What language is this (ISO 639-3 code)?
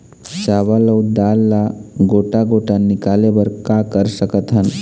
hne